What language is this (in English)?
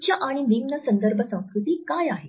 Marathi